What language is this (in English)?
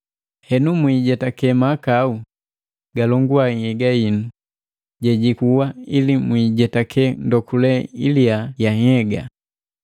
Matengo